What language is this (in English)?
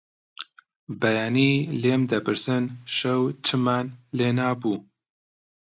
Central Kurdish